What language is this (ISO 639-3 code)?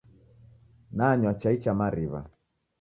dav